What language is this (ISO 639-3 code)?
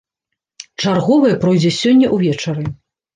bel